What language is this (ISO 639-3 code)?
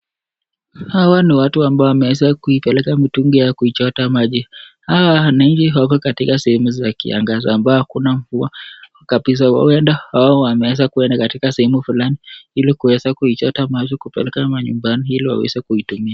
swa